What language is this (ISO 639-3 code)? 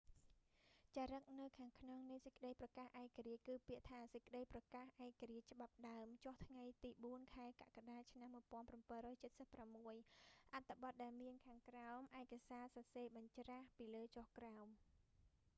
khm